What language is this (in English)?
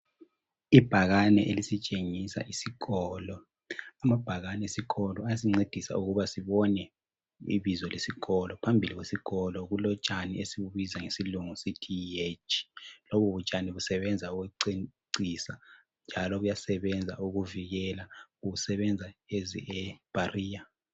North Ndebele